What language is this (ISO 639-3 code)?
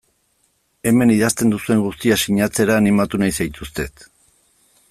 eus